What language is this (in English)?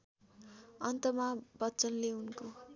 Nepali